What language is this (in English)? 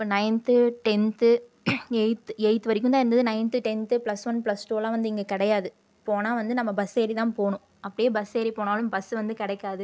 Tamil